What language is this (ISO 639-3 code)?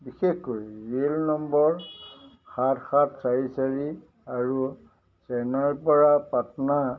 asm